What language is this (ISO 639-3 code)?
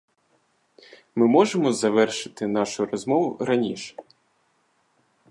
ukr